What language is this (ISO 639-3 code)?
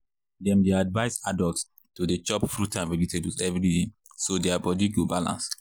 pcm